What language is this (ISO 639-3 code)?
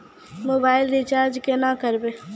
mai